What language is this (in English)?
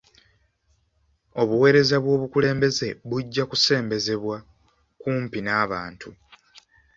Ganda